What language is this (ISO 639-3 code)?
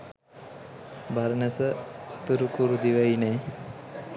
sin